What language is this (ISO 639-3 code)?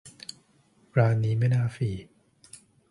tha